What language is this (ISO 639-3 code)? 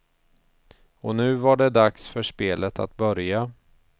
swe